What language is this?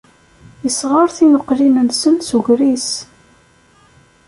Kabyle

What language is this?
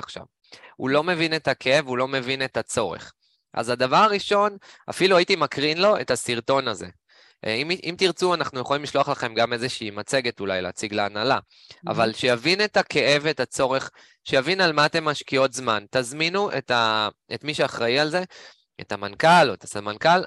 Hebrew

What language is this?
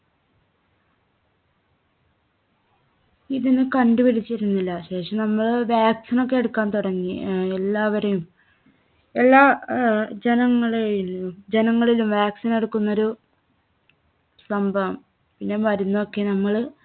Malayalam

